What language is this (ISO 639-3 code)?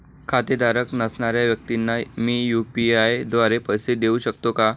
mar